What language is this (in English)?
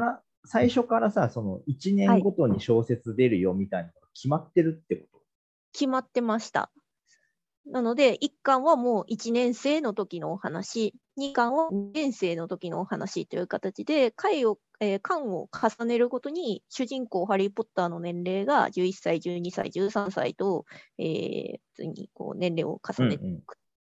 Japanese